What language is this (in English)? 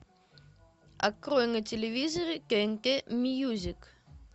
Russian